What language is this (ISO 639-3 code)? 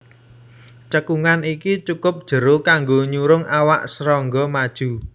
jav